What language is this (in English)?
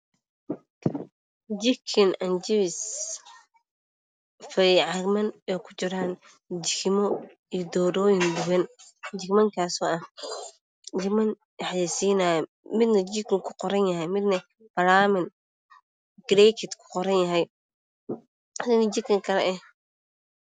Somali